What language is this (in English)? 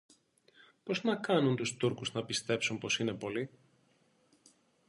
Greek